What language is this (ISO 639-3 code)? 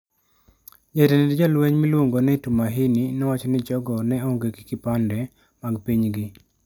luo